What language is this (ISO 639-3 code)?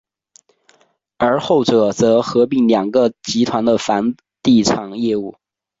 zho